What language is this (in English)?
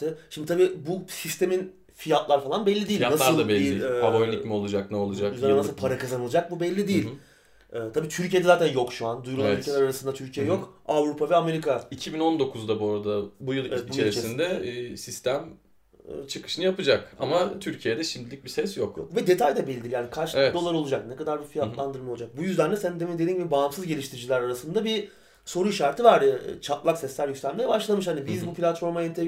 Turkish